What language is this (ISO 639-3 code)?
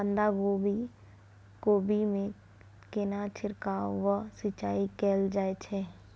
mai